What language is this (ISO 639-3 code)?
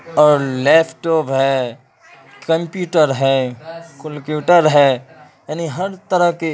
urd